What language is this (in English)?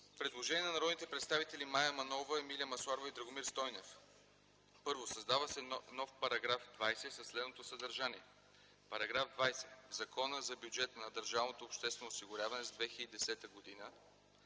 Bulgarian